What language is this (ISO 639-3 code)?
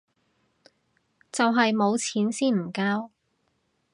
yue